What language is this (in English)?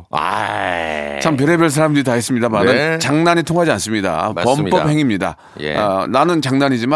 Korean